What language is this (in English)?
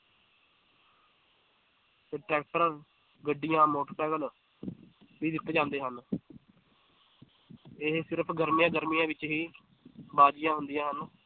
Punjabi